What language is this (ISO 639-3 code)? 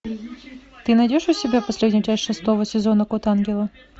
rus